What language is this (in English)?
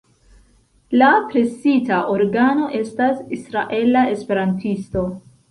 Esperanto